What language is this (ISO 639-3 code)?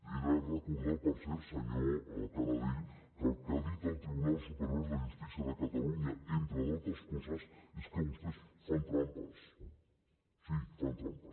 cat